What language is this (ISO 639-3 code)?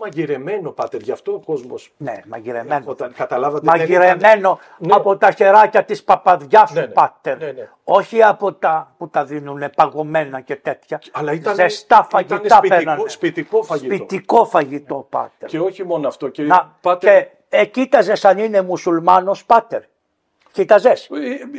ell